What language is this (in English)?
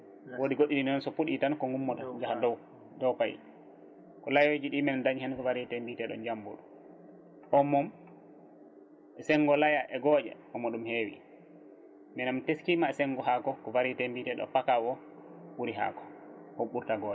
Fula